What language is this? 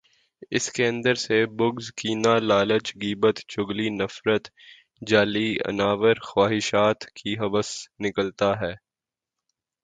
Urdu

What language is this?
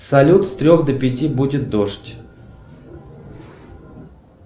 Russian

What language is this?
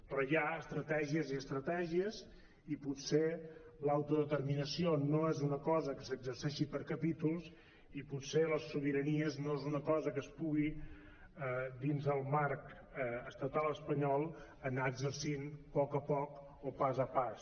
Catalan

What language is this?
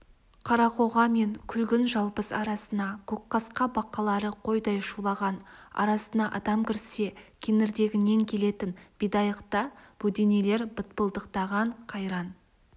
Kazakh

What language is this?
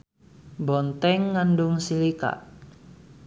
Sundanese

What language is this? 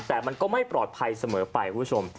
Thai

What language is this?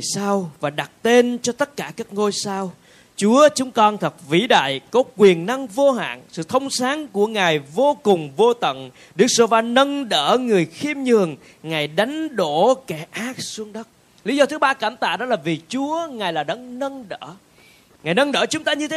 Vietnamese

